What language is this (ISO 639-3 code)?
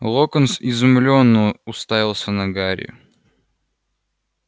rus